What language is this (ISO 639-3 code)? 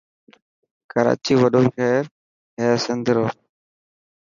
mki